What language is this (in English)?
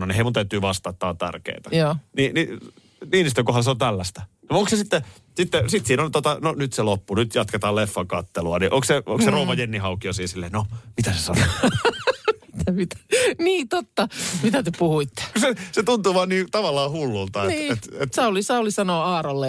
Finnish